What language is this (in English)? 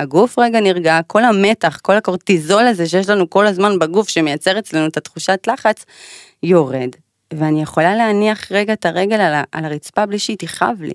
Hebrew